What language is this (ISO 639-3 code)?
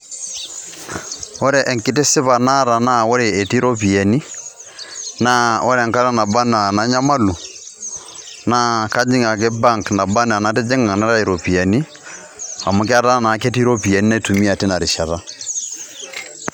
mas